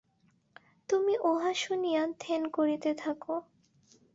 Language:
Bangla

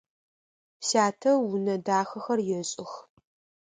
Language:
Adyghe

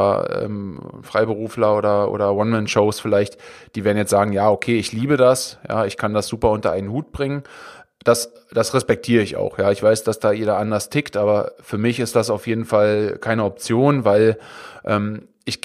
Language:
German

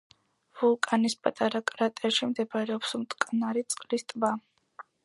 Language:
Georgian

